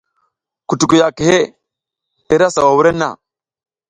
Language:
South Giziga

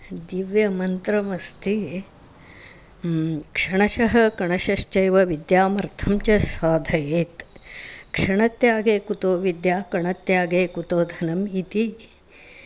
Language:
Sanskrit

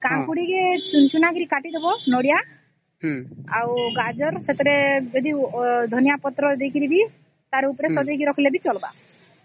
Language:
Odia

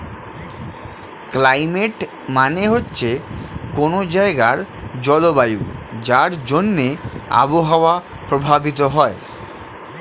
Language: Bangla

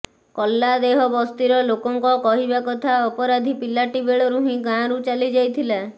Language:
Odia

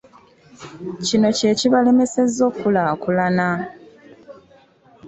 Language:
Ganda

